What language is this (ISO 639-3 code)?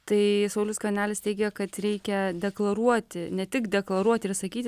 lit